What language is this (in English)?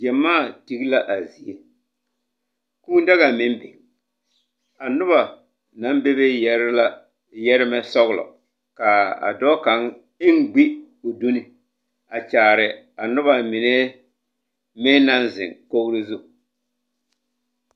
Southern Dagaare